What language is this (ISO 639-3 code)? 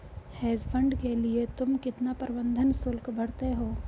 hin